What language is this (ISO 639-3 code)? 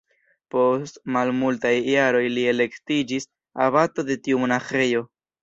epo